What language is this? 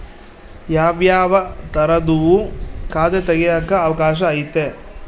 Kannada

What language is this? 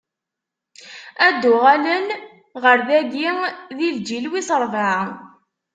Kabyle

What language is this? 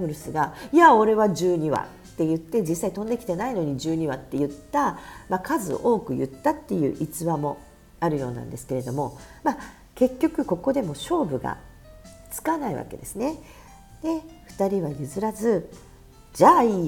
Japanese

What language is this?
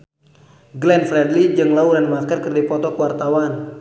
Sundanese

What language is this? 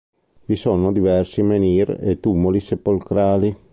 Italian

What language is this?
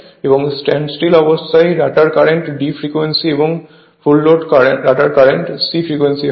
Bangla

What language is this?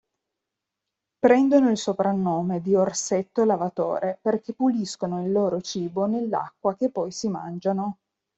Italian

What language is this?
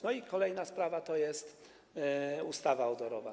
Polish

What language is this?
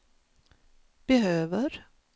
Swedish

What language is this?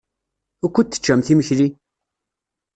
Kabyle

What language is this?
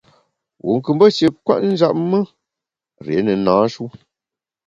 Bamun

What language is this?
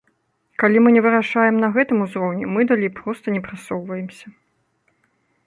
Belarusian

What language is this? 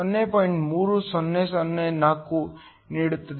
Kannada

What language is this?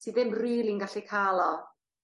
Welsh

